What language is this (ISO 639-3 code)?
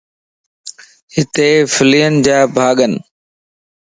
lss